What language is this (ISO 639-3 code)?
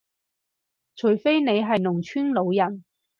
yue